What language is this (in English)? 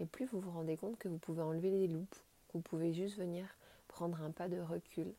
French